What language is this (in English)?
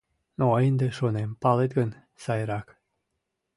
Mari